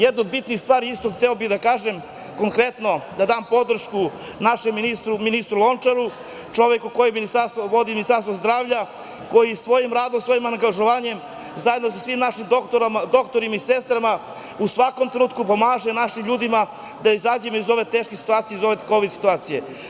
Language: Serbian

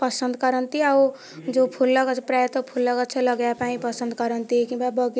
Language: Odia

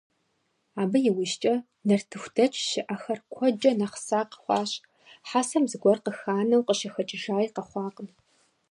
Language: Kabardian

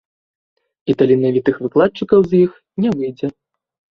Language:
Belarusian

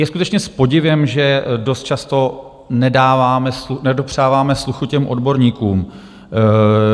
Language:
Czech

